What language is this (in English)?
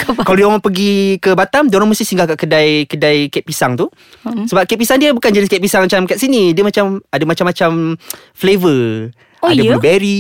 Malay